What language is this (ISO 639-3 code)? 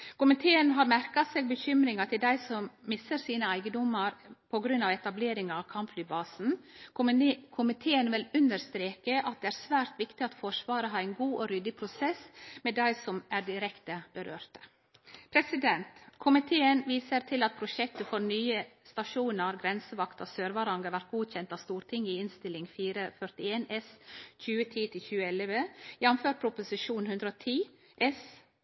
nno